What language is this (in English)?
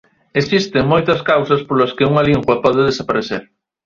Galician